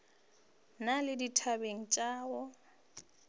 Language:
Northern Sotho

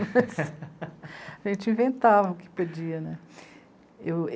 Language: Portuguese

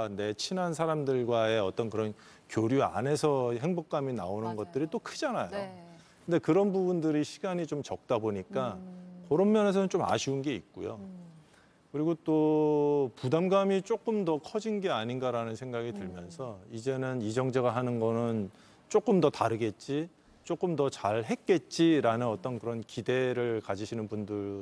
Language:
Korean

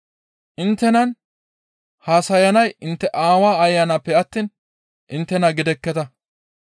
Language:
Gamo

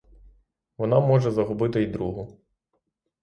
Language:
Ukrainian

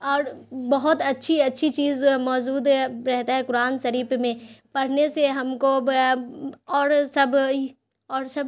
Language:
Urdu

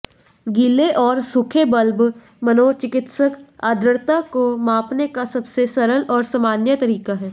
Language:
Hindi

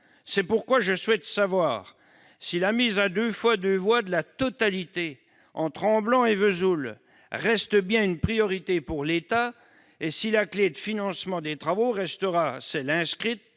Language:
French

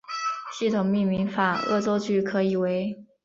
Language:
Chinese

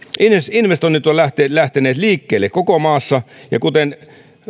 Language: Finnish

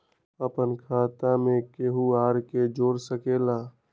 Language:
Magahi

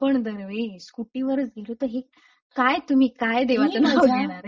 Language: Marathi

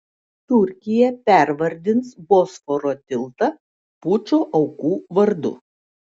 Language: Lithuanian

